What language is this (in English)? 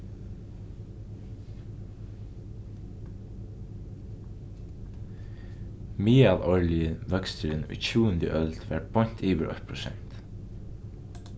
Faroese